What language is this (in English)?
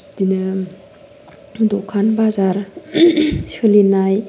Bodo